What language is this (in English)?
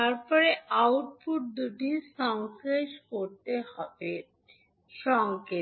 Bangla